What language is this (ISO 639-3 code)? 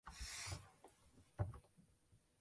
zho